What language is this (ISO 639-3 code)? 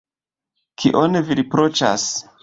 epo